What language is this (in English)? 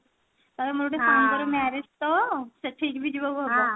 Odia